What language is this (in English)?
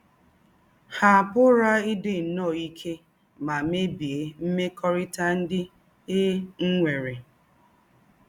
Igbo